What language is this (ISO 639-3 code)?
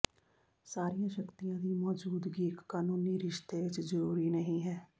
pan